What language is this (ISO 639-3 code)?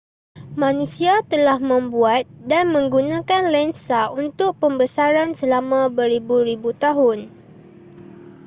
msa